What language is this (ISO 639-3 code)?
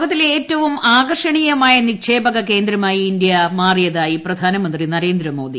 mal